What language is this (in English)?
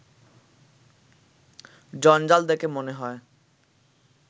Bangla